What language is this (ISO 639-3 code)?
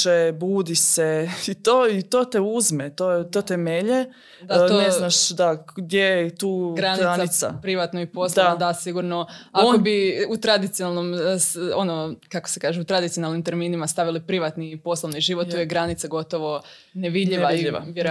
hrv